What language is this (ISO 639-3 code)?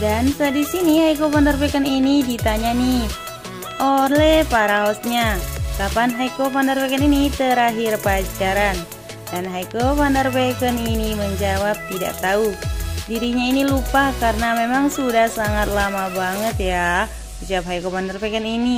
ind